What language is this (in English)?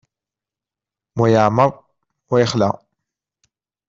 Kabyle